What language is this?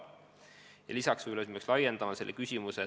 Estonian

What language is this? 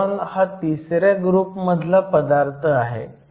Marathi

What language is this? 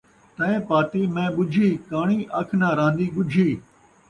Saraiki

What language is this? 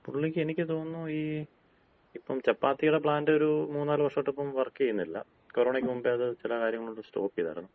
Malayalam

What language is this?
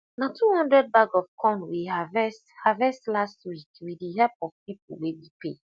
Nigerian Pidgin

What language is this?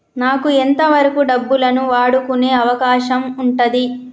Telugu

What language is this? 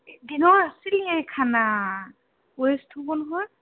Assamese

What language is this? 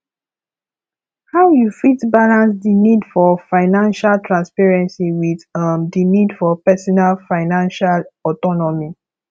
Nigerian Pidgin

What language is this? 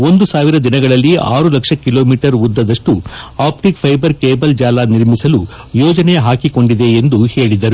Kannada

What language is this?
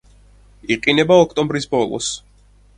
Georgian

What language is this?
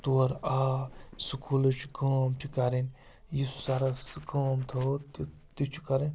Kashmiri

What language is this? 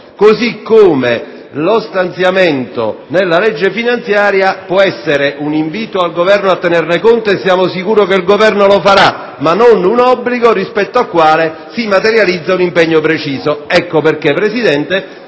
Italian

